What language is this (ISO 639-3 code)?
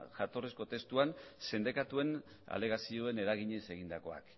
eus